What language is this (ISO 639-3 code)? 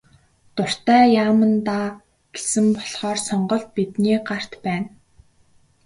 mon